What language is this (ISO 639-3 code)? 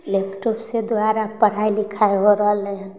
mai